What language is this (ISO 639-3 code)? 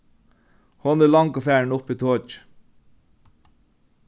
fao